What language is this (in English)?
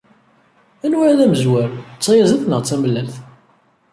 Kabyle